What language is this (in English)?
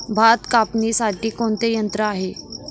Marathi